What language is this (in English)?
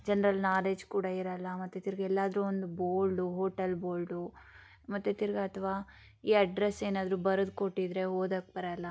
Kannada